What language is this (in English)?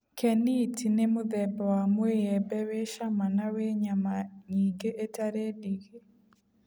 Kikuyu